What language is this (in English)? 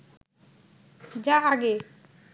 Bangla